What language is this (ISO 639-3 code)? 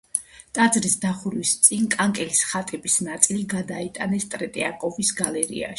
kat